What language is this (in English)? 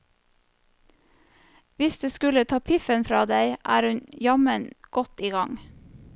Norwegian